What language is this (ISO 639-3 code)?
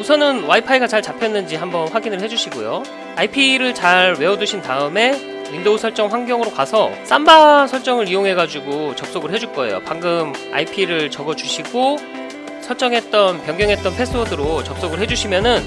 kor